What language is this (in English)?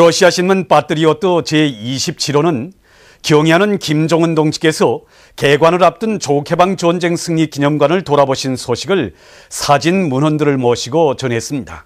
Korean